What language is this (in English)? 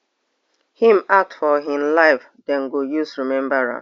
Nigerian Pidgin